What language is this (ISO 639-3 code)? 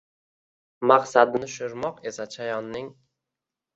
uzb